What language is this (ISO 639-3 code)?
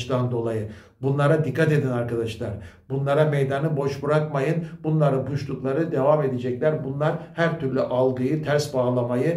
tur